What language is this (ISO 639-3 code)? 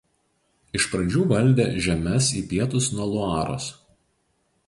lit